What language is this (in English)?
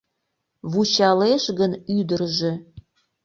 Mari